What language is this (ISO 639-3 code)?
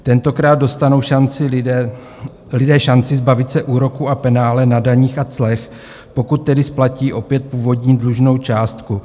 ces